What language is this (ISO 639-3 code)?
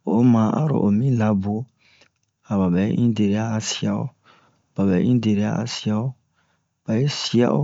bmq